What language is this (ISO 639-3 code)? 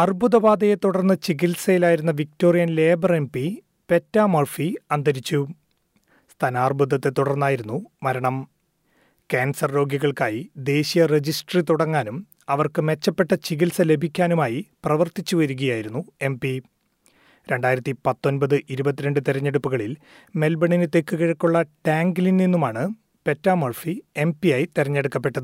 mal